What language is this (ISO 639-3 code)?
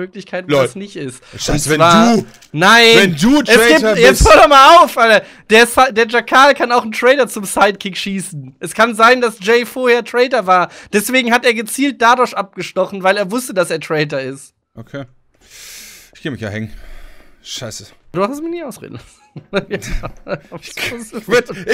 deu